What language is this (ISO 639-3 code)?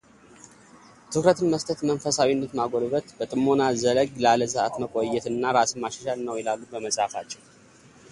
amh